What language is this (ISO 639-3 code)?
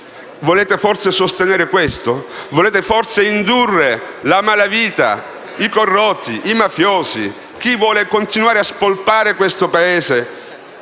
ita